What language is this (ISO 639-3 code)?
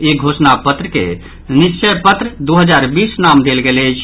mai